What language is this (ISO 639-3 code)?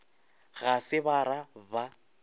nso